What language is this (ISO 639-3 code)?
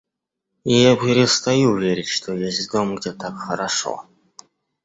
rus